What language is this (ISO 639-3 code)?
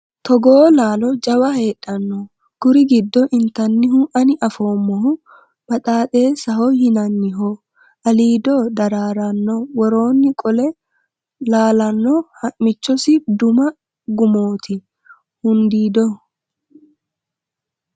sid